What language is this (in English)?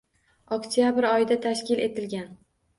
Uzbek